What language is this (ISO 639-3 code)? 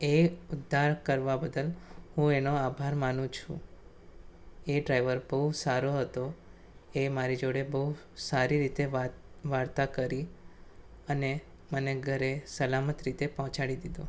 guj